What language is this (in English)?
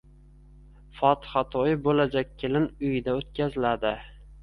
Uzbek